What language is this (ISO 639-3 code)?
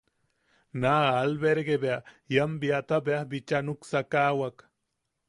yaq